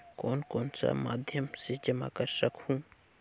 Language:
Chhattisgarhi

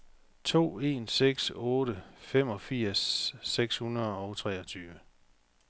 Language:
Danish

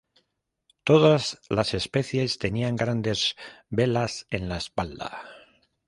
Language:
Spanish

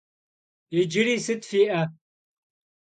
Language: Kabardian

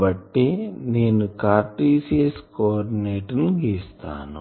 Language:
Telugu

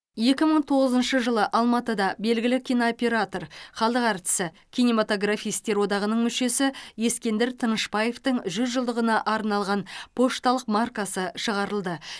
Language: Kazakh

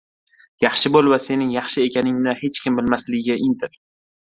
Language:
Uzbek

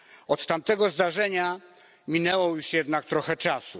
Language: Polish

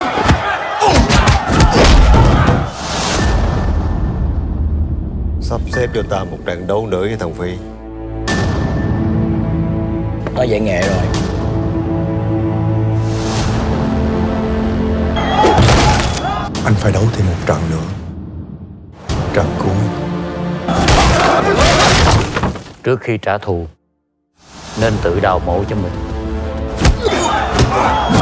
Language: Vietnamese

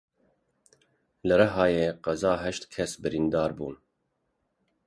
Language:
Kurdish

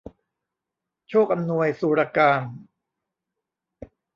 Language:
Thai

